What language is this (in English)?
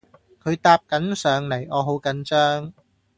Cantonese